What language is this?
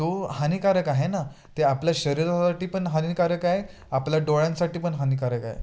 Marathi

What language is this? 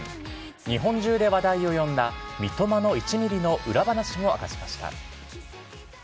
Japanese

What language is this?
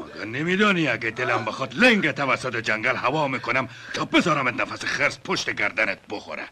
Persian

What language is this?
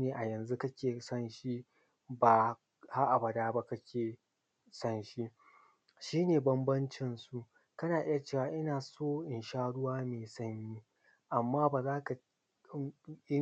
Hausa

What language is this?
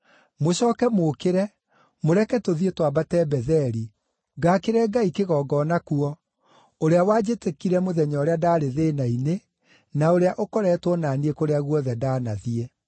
Kikuyu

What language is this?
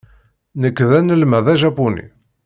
Kabyle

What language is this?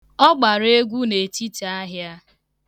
Igbo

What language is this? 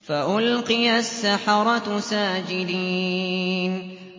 Arabic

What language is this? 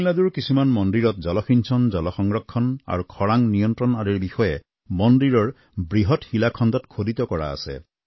Assamese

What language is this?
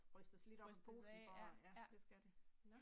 Danish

